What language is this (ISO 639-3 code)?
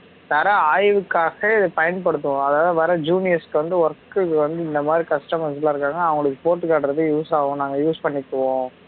tam